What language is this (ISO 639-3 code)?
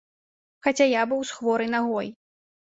bel